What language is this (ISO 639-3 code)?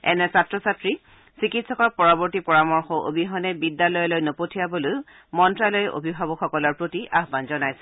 asm